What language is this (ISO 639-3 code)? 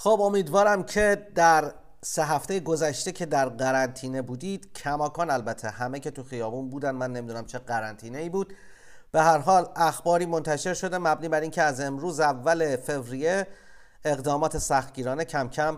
fas